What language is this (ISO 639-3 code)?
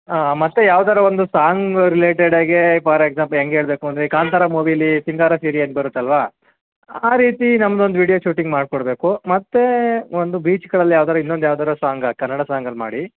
kan